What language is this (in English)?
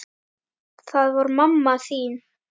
Icelandic